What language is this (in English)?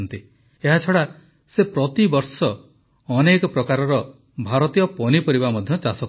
Odia